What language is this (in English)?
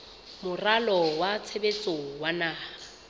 Southern Sotho